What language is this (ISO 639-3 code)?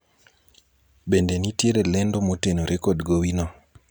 luo